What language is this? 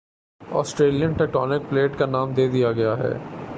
Urdu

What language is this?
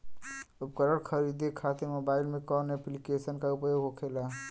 Bhojpuri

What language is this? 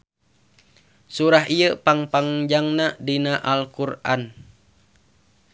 Sundanese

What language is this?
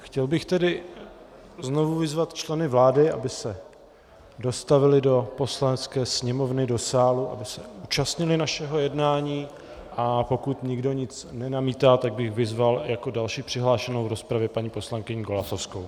Czech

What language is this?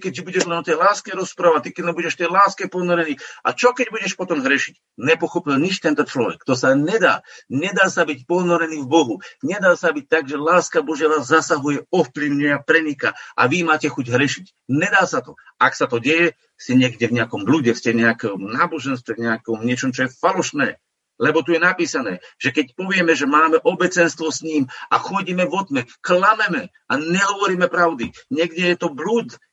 Slovak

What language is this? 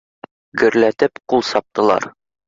Bashkir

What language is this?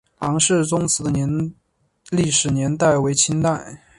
Chinese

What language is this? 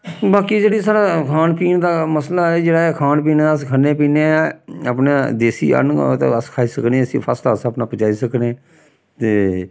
Dogri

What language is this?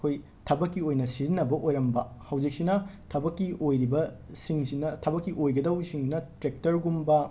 Manipuri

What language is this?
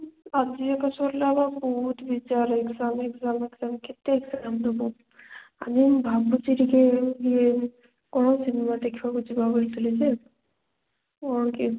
Odia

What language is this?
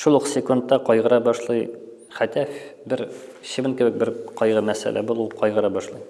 Turkish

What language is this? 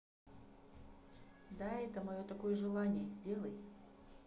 Russian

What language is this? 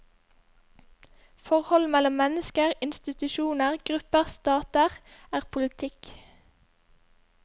Norwegian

